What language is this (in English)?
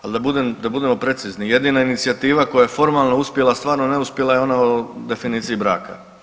Croatian